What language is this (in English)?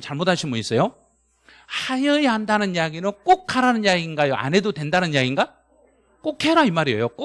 Korean